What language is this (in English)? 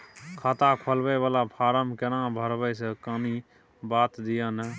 Maithili